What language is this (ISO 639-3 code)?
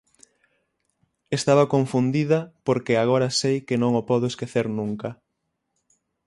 glg